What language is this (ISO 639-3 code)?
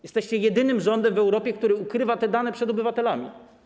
pol